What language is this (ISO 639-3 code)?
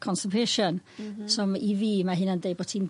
cym